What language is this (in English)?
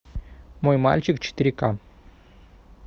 Russian